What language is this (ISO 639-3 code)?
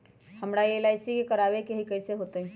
mag